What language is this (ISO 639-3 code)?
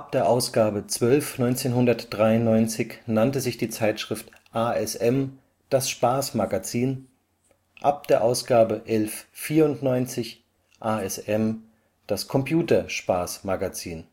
deu